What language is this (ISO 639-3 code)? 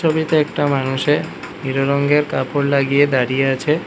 ben